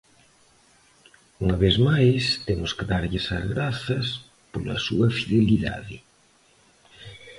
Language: Galician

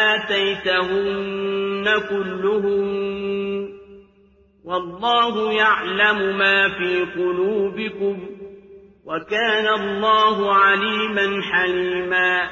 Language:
Arabic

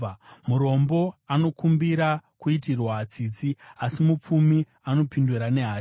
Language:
Shona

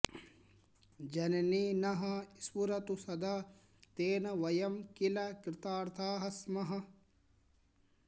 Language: Sanskrit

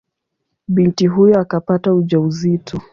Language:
Swahili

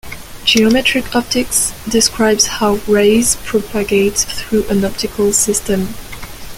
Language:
English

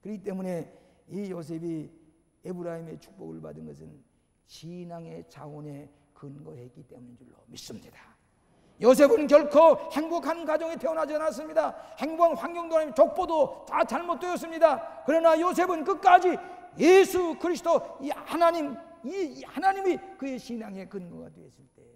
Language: Korean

